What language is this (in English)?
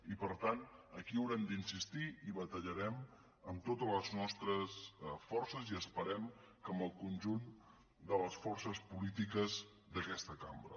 Catalan